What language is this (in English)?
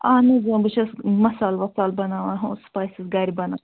Kashmiri